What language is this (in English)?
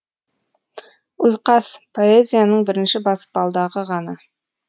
Kazakh